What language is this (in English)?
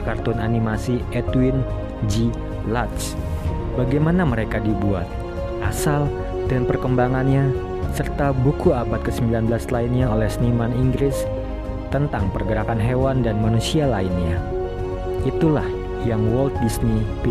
Indonesian